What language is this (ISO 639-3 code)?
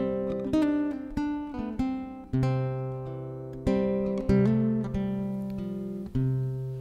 kor